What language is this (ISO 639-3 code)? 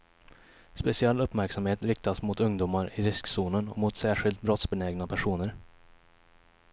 swe